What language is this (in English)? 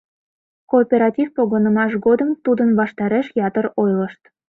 Mari